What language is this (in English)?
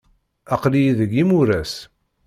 Kabyle